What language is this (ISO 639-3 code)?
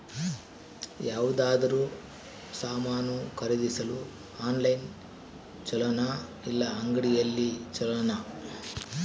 kan